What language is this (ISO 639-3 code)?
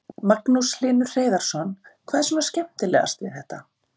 isl